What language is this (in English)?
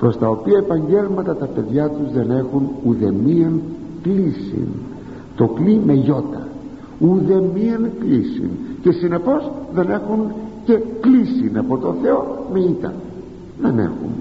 Greek